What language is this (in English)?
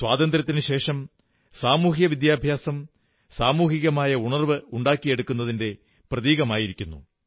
Malayalam